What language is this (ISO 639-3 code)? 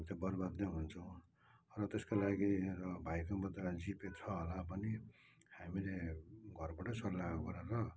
nep